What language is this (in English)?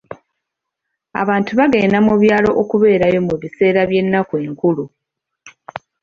Ganda